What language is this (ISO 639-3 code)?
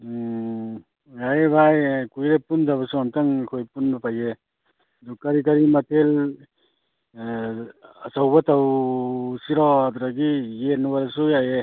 mni